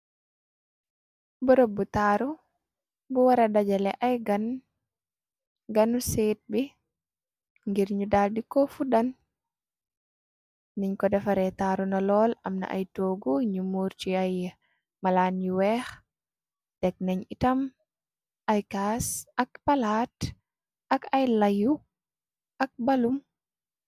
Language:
Wolof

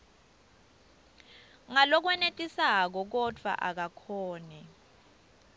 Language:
Swati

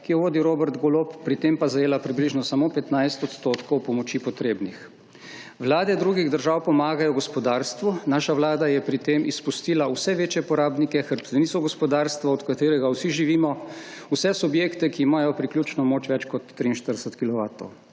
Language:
Slovenian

